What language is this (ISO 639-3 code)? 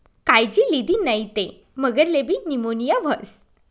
mar